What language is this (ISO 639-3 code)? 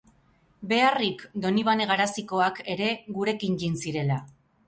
eus